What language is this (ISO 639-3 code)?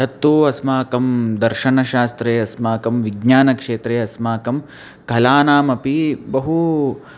san